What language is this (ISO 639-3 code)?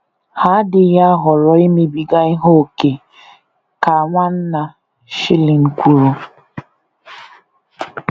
ibo